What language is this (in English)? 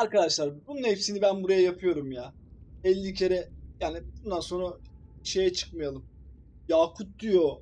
Turkish